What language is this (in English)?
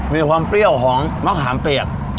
Thai